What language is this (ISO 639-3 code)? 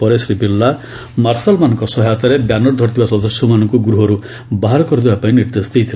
ori